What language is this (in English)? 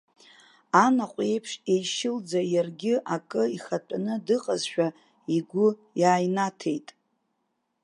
Abkhazian